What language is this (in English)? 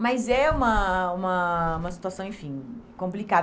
Portuguese